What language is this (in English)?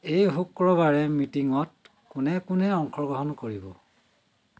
Assamese